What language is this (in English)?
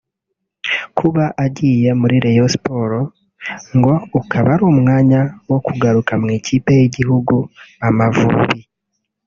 Kinyarwanda